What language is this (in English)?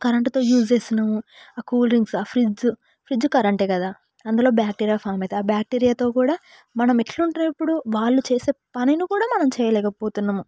Telugu